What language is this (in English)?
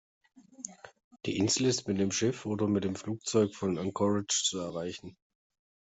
German